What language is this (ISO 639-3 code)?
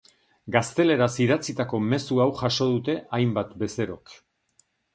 eus